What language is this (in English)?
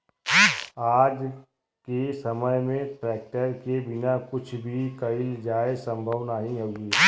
Bhojpuri